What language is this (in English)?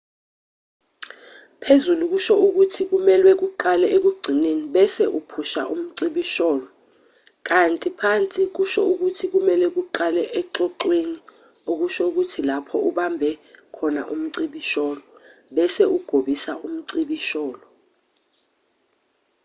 Zulu